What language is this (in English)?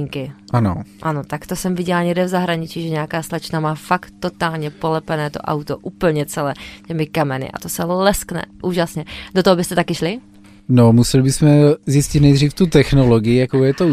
Czech